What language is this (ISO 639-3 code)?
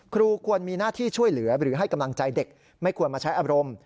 tha